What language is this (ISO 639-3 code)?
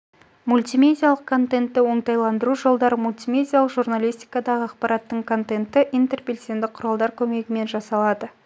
kaz